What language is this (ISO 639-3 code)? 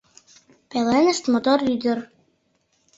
chm